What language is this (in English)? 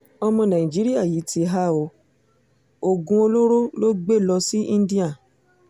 Yoruba